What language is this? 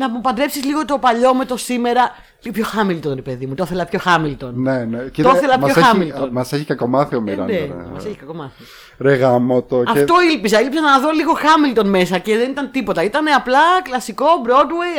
Greek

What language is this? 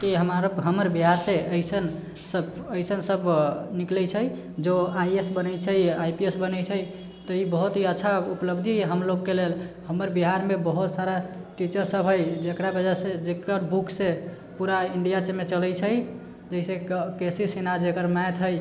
Maithili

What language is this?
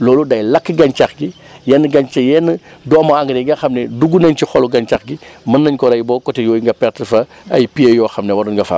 Wolof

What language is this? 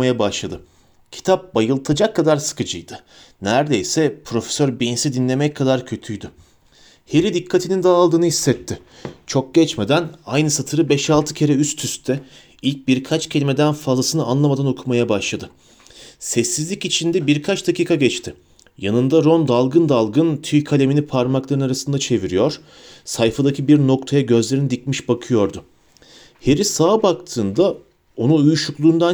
Turkish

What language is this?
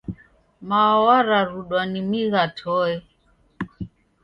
Taita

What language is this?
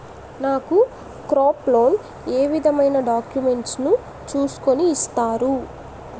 Telugu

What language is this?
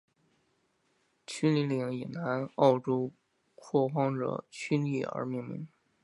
Chinese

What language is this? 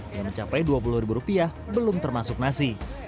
Indonesian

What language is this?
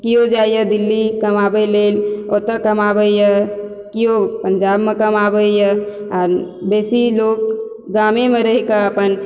Maithili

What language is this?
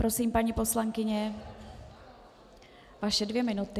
Czech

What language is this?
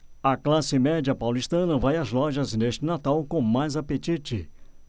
Portuguese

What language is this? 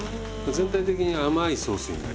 Japanese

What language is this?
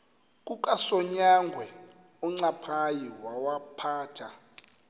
Xhosa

